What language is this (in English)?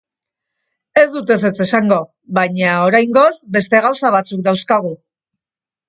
Basque